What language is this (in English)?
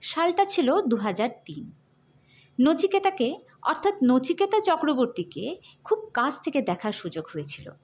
Bangla